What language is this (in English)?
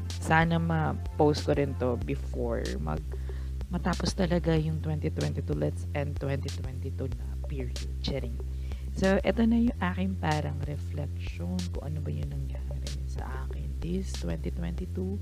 Filipino